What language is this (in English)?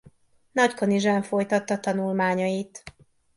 Hungarian